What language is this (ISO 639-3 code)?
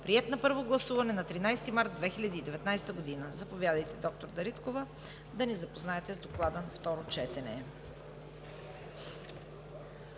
bul